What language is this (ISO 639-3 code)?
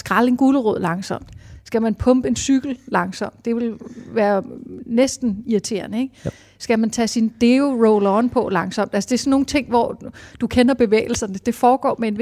dan